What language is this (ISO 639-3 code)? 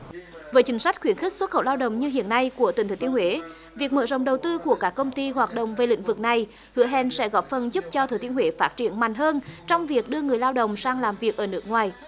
vie